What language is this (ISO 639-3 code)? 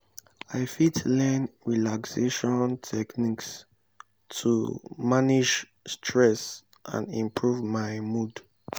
pcm